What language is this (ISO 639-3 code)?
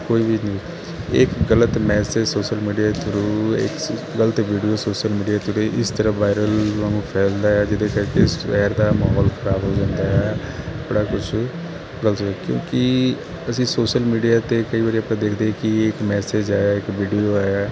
pan